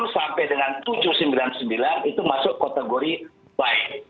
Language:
Indonesian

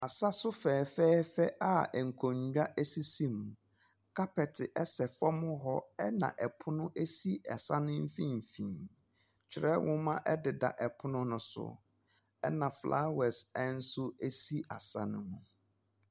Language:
Akan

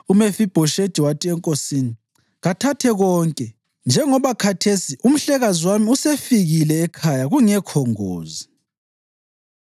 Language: North Ndebele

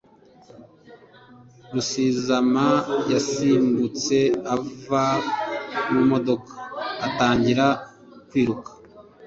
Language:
Kinyarwanda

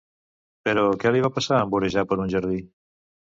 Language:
Catalan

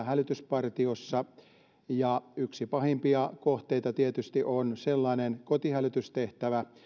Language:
Finnish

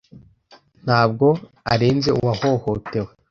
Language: Kinyarwanda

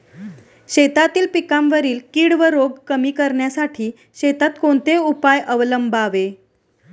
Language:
Marathi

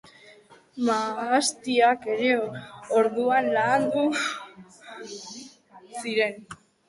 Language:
Basque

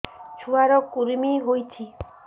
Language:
Odia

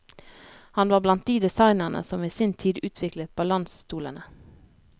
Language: Norwegian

